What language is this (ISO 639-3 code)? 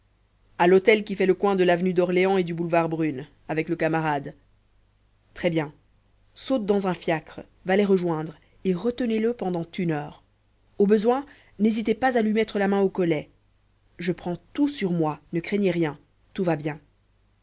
fra